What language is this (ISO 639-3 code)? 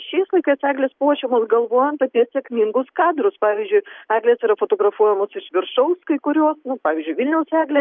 lit